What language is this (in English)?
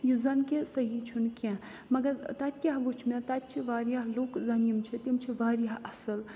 Kashmiri